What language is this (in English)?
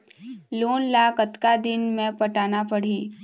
Chhattisgarhi